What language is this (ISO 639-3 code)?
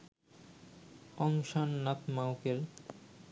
ben